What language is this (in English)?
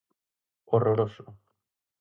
Galician